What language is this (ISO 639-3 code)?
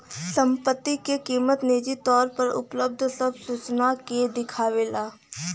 bho